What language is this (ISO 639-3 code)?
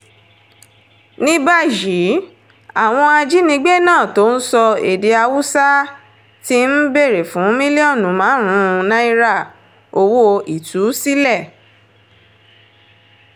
yor